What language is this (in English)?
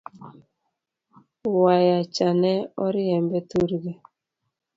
Luo (Kenya and Tanzania)